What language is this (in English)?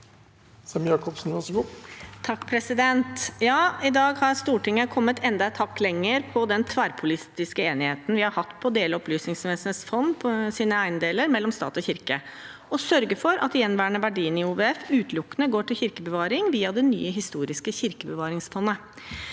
Norwegian